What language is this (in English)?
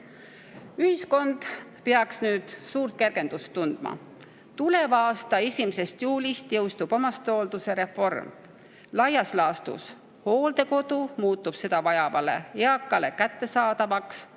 Estonian